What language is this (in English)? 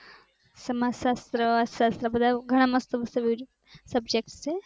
Gujarati